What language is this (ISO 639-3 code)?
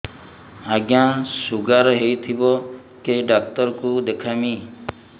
ori